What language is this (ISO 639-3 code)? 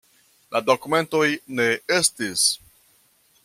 epo